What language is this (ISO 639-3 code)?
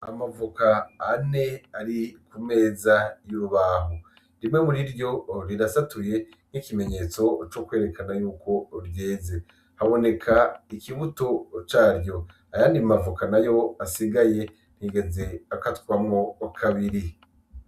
run